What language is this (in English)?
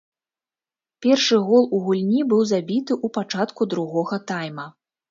Belarusian